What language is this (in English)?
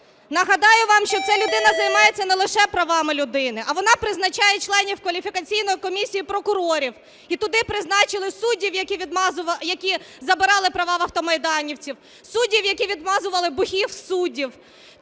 Ukrainian